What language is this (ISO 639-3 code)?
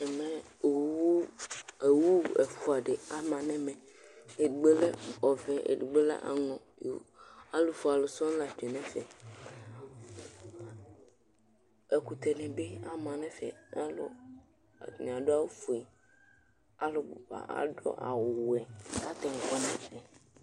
kpo